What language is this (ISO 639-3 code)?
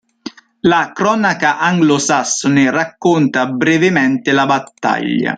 ita